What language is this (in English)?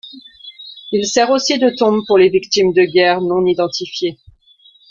French